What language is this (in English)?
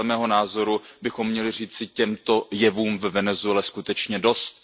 Czech